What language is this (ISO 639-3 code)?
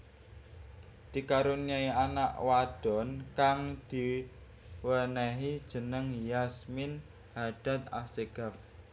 jav